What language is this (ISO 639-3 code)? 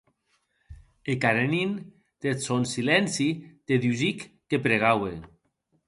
oci